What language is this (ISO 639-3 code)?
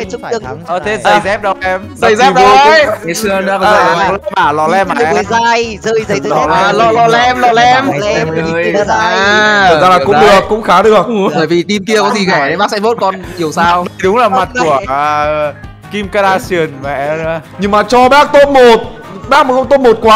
vie